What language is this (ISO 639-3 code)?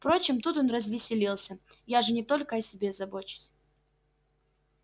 rus